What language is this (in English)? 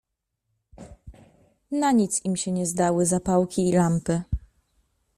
Polish